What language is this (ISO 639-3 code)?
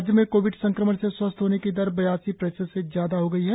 hin